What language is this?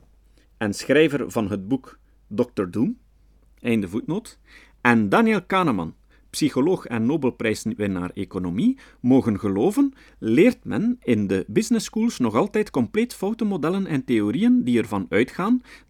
Dutch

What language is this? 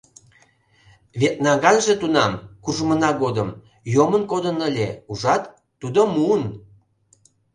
Mari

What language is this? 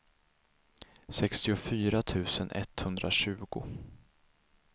Swedish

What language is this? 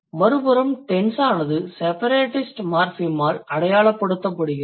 Tamil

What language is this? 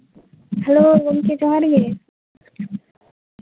Santali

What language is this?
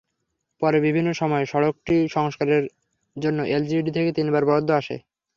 Bangla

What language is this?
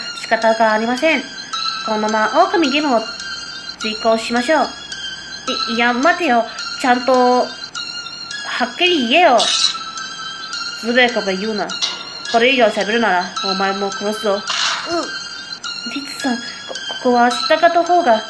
Japanese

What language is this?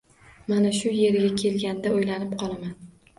Uzbek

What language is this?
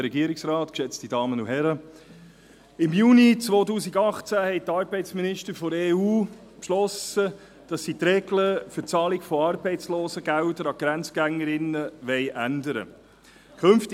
Swiss German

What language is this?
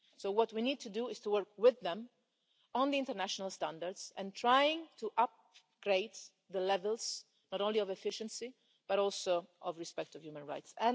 English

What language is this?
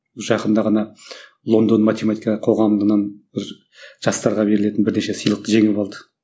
Kazakh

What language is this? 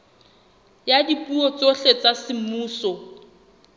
Southern Sotho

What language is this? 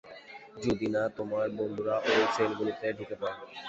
Bangla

